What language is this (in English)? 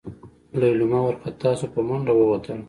Pashto